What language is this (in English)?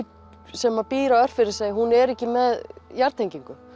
Icelandic